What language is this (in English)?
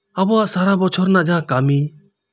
Santali